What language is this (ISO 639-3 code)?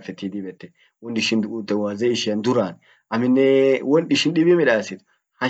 orc